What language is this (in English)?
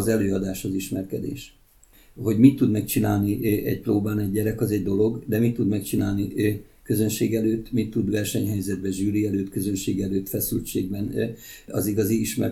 Hungarian